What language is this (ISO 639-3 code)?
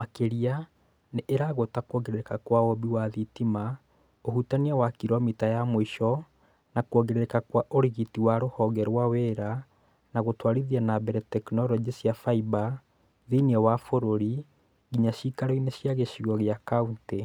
kik